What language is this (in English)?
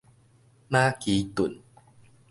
Min Nan Chinese